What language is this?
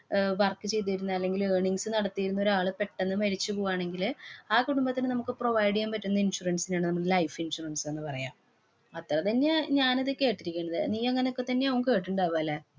Malayalam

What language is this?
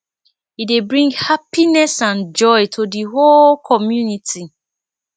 Nigerian Pidgin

